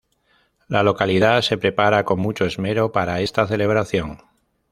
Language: Spanish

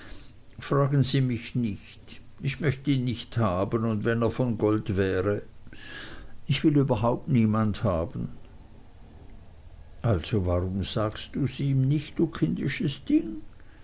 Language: German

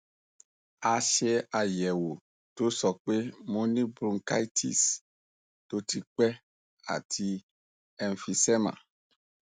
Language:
Yoruba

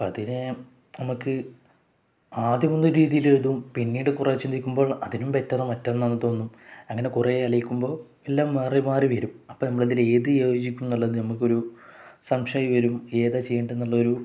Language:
Malayalam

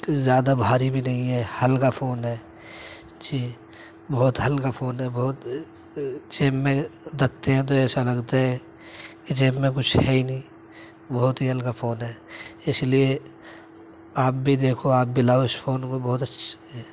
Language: Urdu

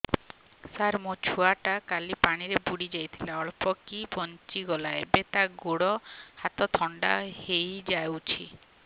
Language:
Odia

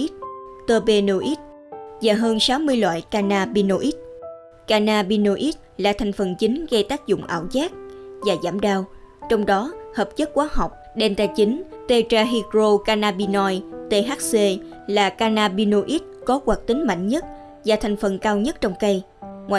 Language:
Vietnamese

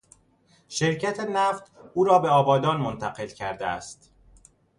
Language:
Persian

